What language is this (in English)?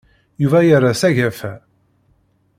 Kabyle